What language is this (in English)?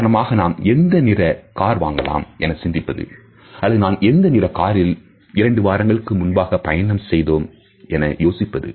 Tamil